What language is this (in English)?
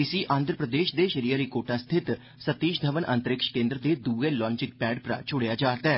Dogri